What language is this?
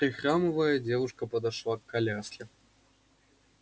Russian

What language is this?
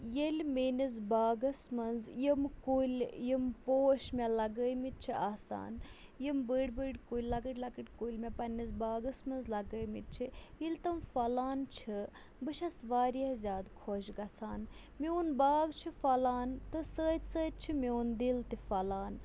Kashmiri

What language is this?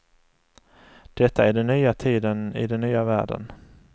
Swedish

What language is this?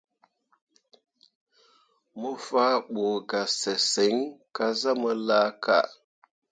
Mundang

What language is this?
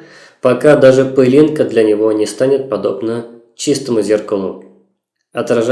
Russian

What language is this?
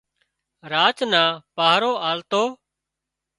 Wadiyara Koli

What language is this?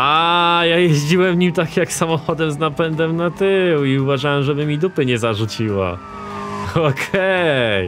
Polish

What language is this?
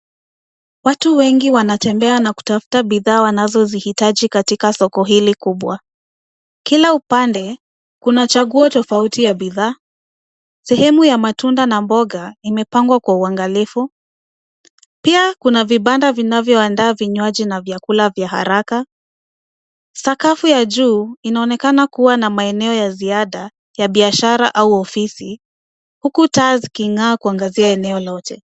Swahili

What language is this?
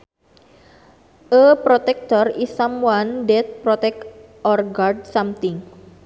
Sundanese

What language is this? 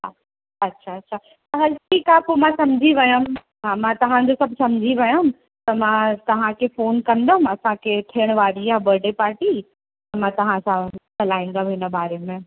Sindhi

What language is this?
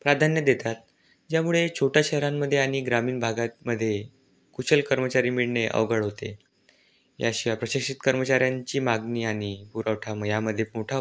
Marathi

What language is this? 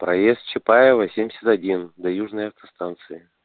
Russian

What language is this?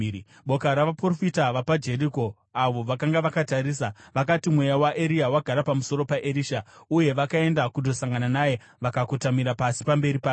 Shona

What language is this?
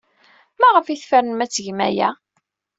Kabyle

